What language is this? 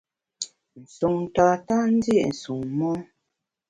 Bamun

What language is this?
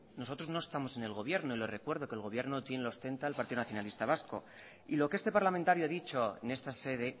Spanish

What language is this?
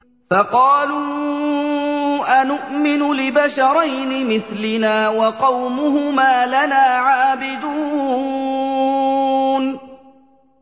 Arabic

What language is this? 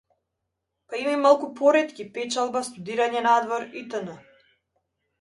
Macedonian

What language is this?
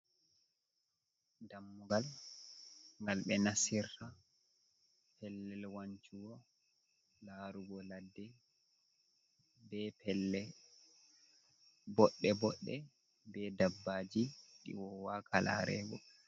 Fula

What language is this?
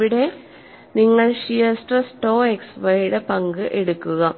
Malayalam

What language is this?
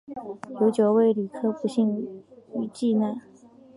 Chinese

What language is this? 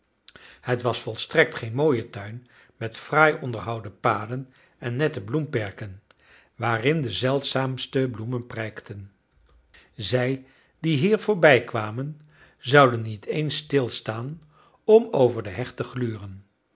Dutch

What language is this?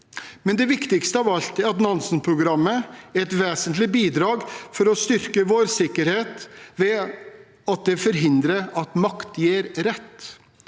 Norwegian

